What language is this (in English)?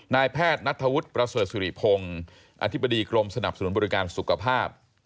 Thai